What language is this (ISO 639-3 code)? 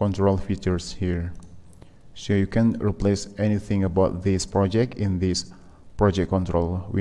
eng